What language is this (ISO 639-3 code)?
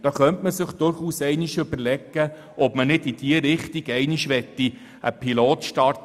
gsw